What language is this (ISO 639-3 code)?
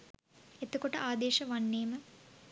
sin